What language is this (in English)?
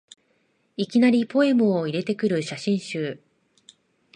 Japanese